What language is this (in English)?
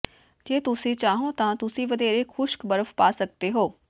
Punjabi